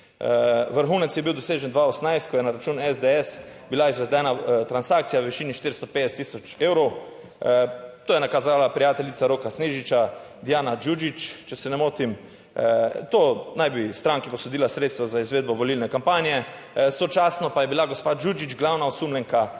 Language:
Slovenian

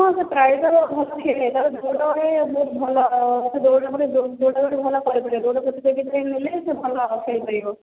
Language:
Odia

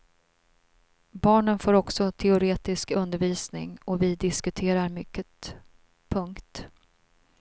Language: Swedish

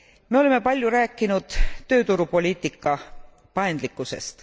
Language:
Estonian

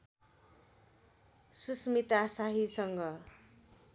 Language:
Nepali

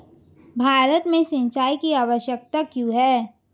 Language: Hindi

